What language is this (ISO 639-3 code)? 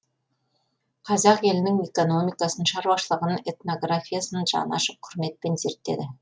kaz